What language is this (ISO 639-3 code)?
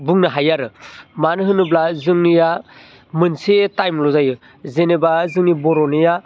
brx